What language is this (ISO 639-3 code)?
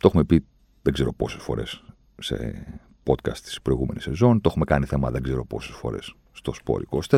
ell